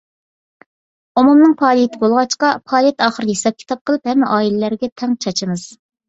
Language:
Uyghur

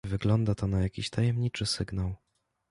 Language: Polish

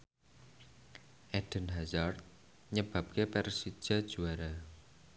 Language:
Javanese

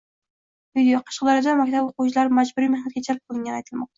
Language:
Uzbek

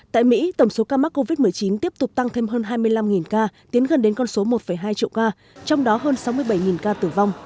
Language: Vietnamese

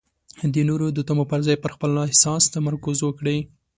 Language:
Pashto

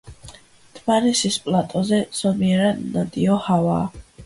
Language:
Georgian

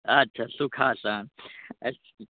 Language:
Maithili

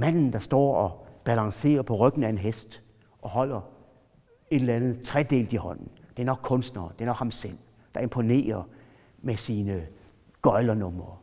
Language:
Danish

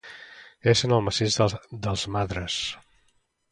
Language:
Catalan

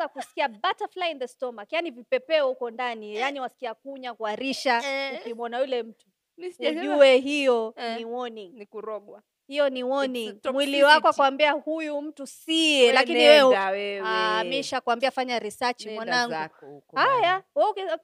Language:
Swahili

